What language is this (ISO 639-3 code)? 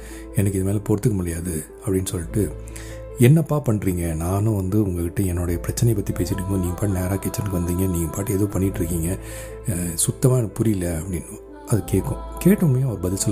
tam